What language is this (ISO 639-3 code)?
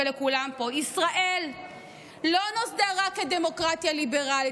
heb